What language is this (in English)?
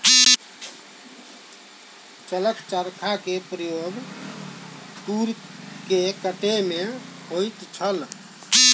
Maithili